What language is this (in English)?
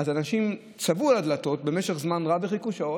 Hebrew